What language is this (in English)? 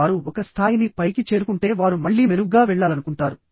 Telugu